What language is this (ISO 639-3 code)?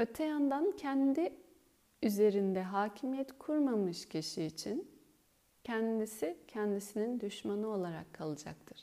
tur